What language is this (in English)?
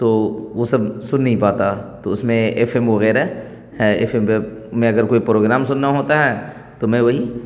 Urdu